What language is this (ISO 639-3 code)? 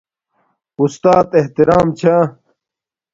dmk